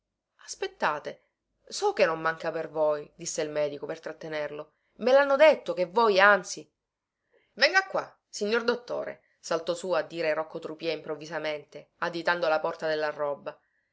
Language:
Italian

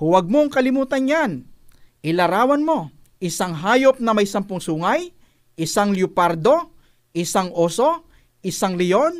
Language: Filipino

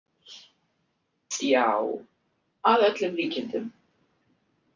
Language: Icelandic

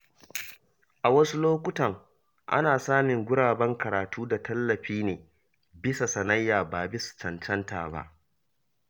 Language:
Hausa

